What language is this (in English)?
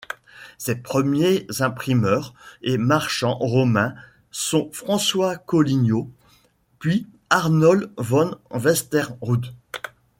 French